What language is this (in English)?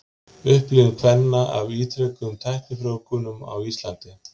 Icelandic